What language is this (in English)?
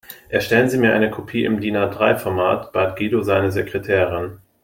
German